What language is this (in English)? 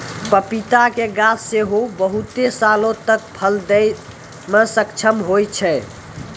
Maithili